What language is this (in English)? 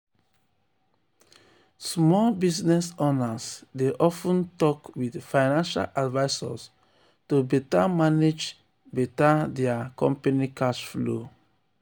Nigerian Pidgin